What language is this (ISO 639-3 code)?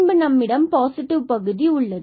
tam